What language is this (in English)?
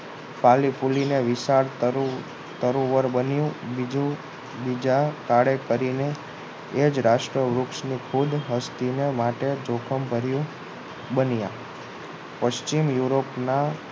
Gujarati